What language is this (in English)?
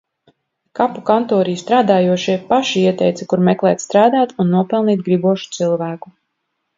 Latvian